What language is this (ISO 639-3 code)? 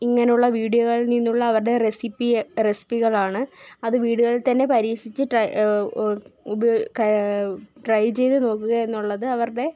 mal